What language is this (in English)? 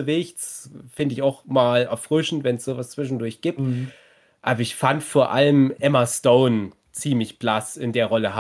German